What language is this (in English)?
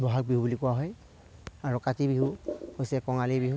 Assamese